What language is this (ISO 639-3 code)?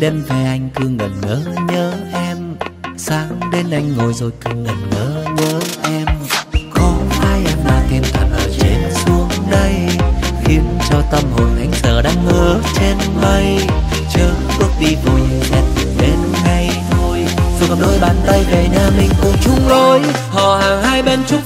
vie